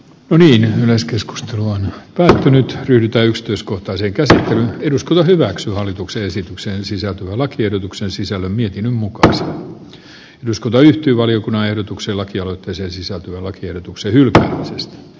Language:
Finnish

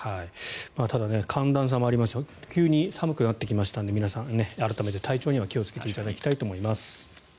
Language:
Japanese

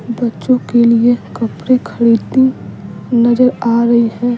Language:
Hindi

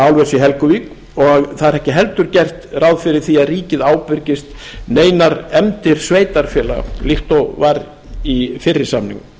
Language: Icelandic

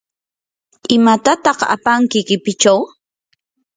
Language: Yanahuanca Pasco Quechua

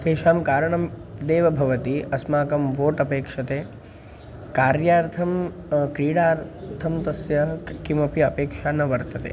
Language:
Sanskrit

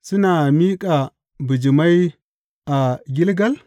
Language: Hausa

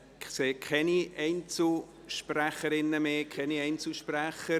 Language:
Swiss German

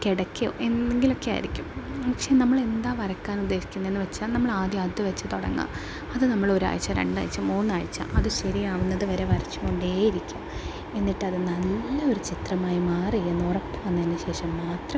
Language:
Malayalam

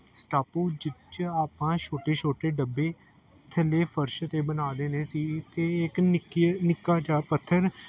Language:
Punjabi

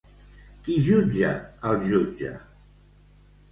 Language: Catalan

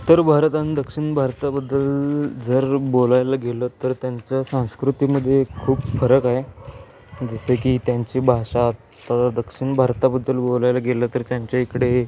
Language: Marathi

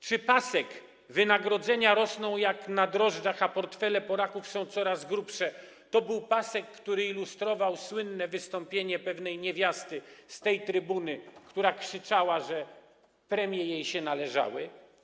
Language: Polish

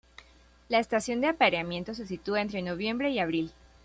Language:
Spanish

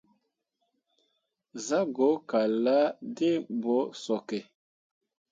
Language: Mundang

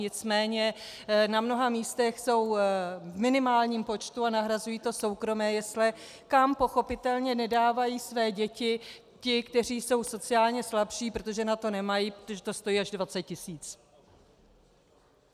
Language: Czech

